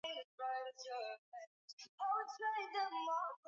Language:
Swahili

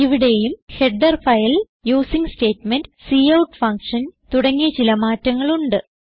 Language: Malayalam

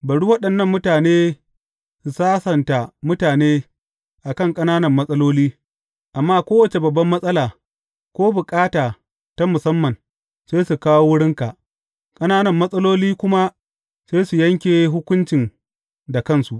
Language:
Hausa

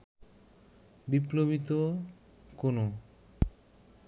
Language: Bangla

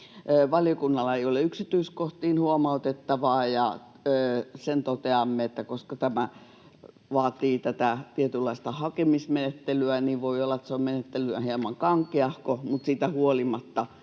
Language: Finnish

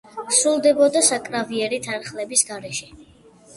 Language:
Georgian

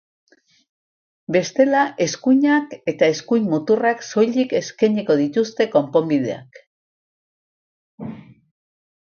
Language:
Basque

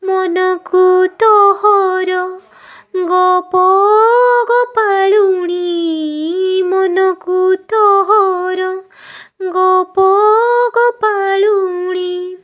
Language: Odia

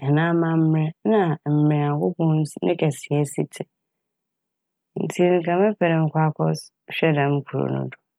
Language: Akan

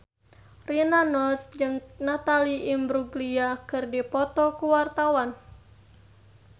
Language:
Sundanese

